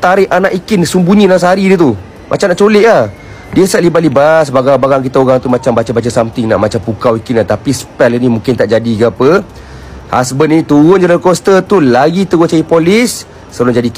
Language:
Malay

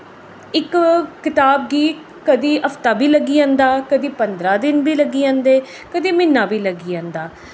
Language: Dogri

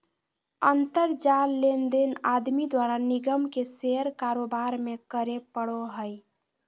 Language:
Magahi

